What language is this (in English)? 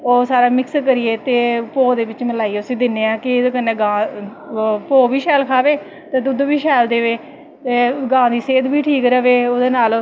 Dogri